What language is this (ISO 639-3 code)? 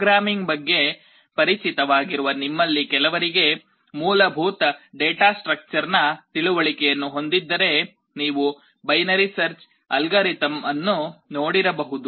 kan